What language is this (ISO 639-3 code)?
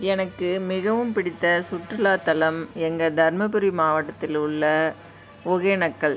tam